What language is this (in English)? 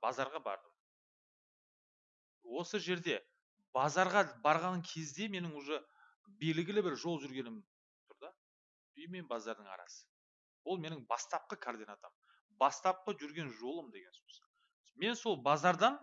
Turkish